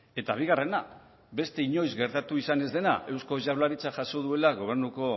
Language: Basque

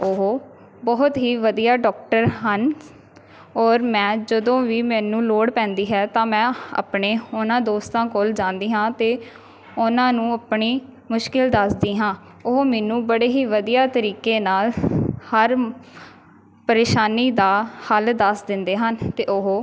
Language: Punjabi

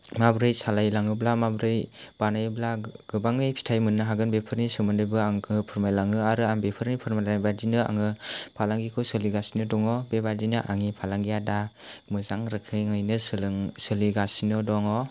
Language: Bodo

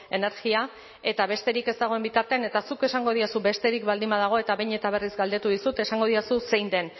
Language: Basque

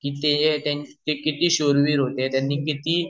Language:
Marathi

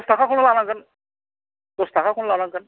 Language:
Bodo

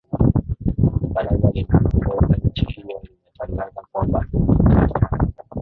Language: Swahili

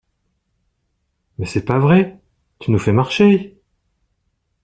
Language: French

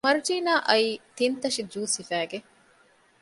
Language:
Divehi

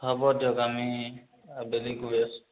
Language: Assamese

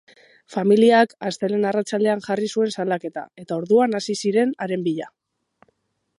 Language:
Basque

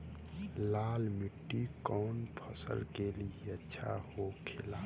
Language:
Bhojpuri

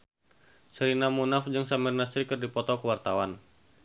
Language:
Sundanese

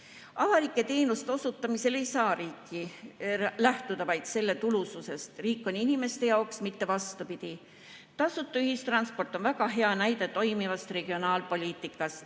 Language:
Estonian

